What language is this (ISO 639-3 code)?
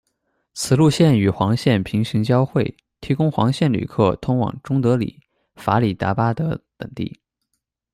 zho